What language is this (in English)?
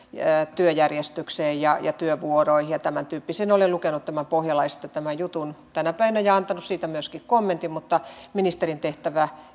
Finnish